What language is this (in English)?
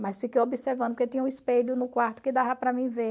Portuguese